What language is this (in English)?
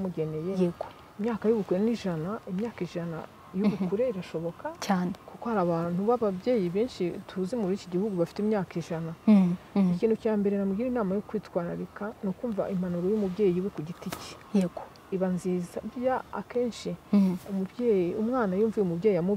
Romanian